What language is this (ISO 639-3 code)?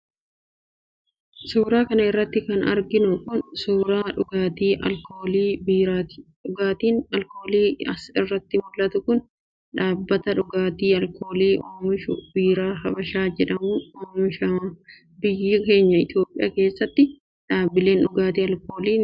orm